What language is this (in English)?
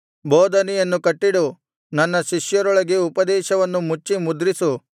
Kannada